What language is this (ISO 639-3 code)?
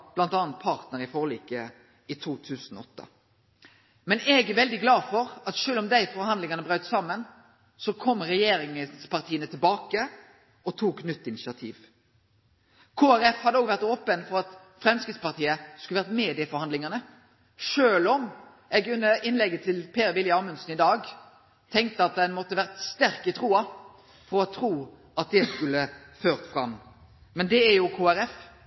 nno